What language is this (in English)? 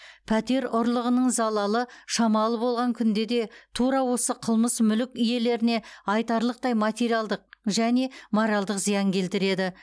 Kazakh